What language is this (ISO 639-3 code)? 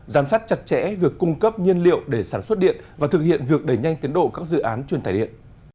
vie